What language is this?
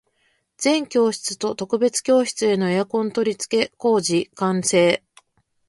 Japanese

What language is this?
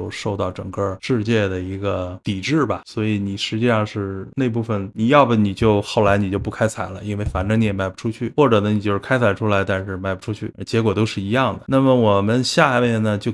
Chinese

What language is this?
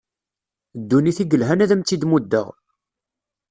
Kabyle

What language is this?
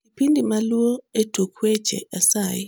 Luo (Kenya and Tanzania)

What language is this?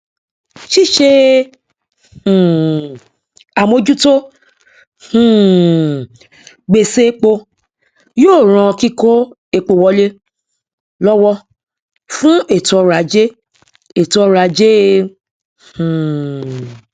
Yoruba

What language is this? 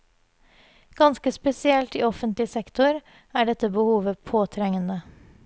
Norwegian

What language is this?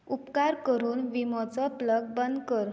Konkani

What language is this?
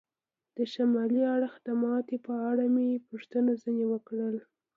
Pashto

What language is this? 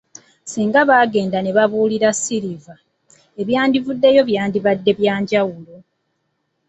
Ganda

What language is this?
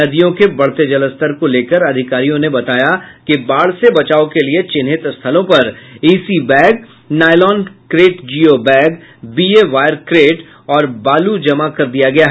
Hindi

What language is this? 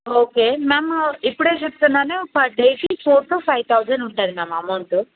Telugu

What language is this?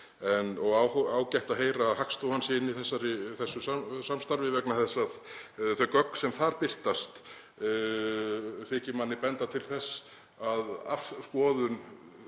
Icelandic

